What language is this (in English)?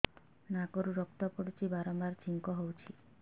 Odia